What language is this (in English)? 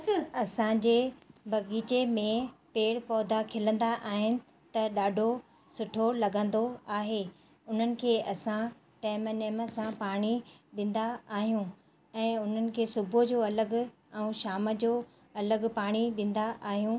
Sindhi